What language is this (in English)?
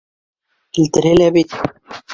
Bashkir